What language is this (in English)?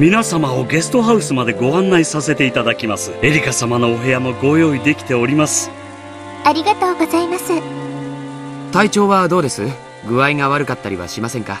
Japanese